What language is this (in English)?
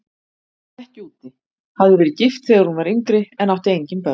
Icelandic